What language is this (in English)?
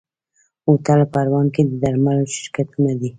Pashto